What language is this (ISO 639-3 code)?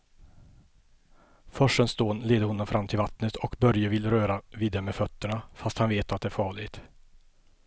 swe